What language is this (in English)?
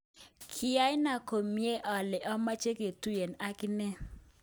Kalenjin